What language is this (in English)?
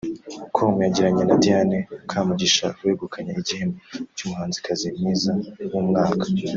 Kinyarwanda